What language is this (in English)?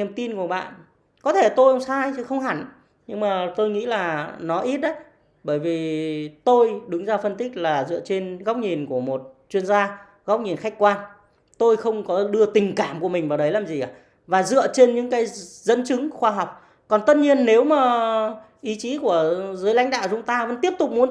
Vietnamese